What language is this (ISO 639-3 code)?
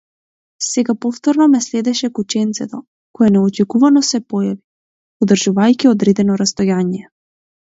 mkd